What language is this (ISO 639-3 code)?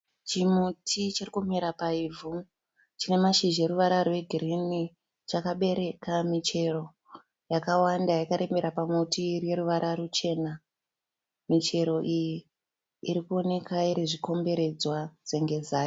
sna